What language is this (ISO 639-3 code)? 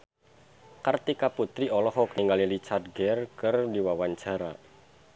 sun